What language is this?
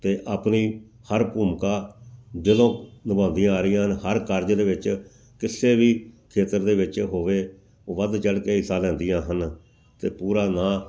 Punjabi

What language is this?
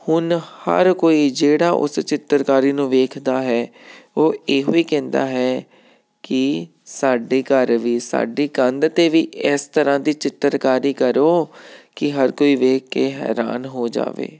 Punjabi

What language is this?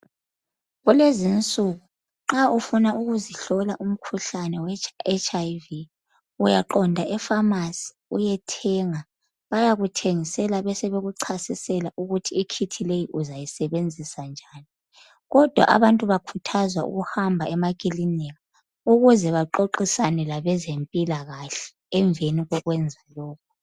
North Ndebele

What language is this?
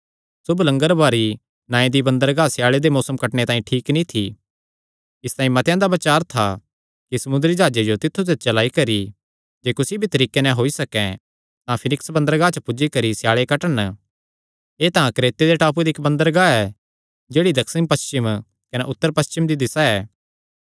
Kangri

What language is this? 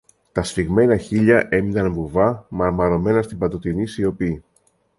Greek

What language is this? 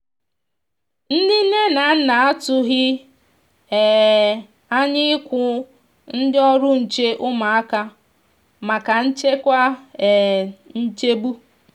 Igbo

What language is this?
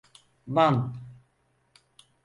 Turkish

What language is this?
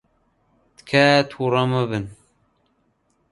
Central Kurdish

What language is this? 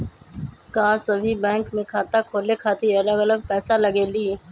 Magahi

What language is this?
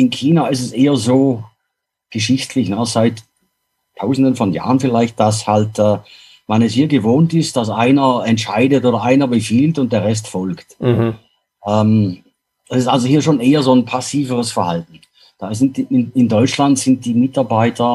German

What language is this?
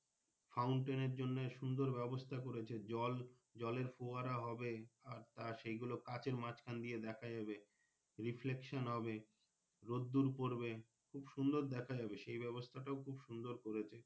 Bangla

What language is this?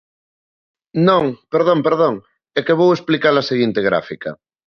Galician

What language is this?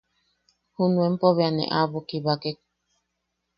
Yaqui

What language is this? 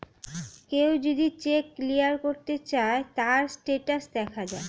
Bangla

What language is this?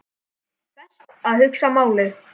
Icelandic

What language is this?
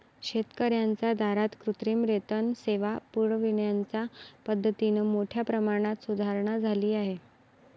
Marathi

